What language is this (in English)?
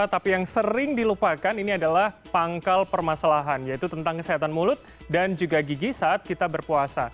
Indonesian